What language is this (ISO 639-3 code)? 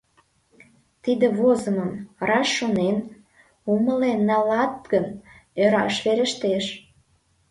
chm